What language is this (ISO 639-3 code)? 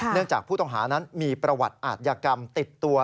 tha